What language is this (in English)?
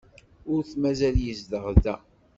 Kabyle